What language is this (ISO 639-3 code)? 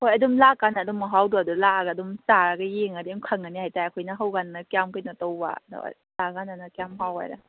mni